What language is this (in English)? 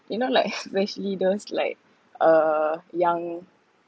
English